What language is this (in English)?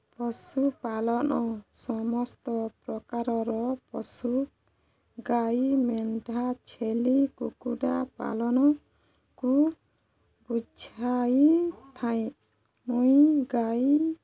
Odia